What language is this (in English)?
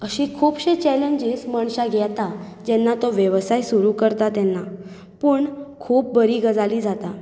Konkani